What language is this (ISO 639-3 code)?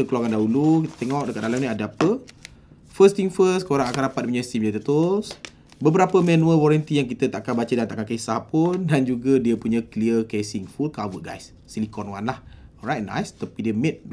msa